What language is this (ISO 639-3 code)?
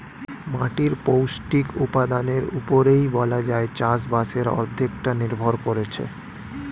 ben